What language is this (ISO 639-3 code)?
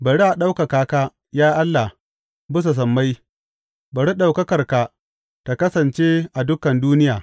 hau